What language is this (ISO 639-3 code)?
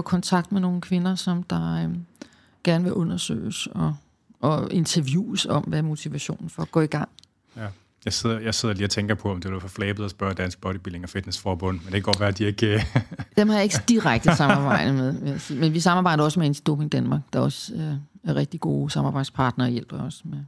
dan